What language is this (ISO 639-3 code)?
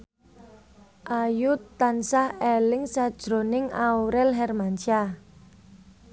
jav